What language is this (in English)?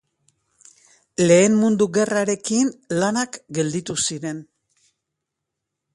Basque